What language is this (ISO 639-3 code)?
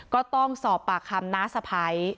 tha